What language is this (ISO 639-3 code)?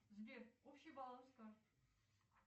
rus